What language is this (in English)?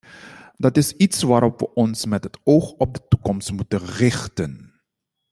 Dutch